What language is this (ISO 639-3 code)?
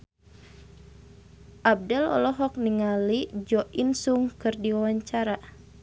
sun